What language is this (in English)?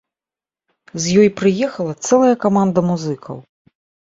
Belarusian